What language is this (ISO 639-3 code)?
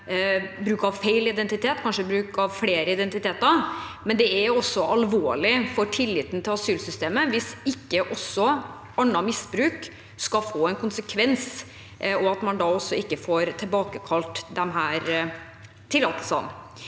nor